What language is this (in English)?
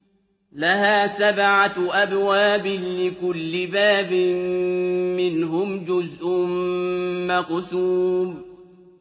Arabic